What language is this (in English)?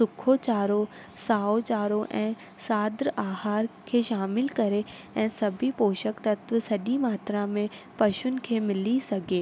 Sindhi